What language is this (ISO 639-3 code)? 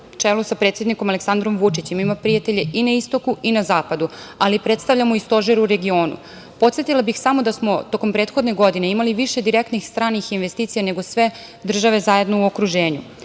srp